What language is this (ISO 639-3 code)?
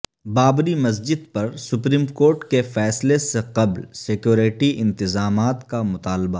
urd